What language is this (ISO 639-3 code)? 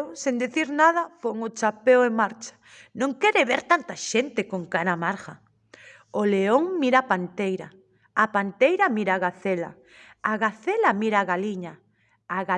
spa